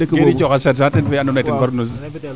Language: Serer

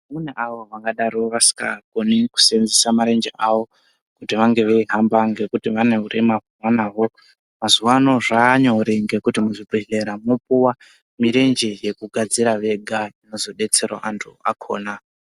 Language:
Ndau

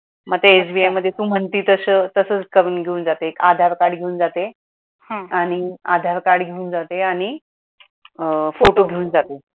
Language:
Marathi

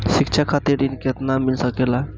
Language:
Bhojpuri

